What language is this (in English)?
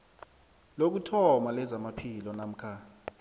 South Ndebele